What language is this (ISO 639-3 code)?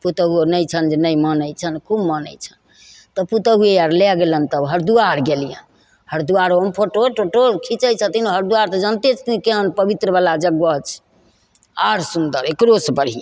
mai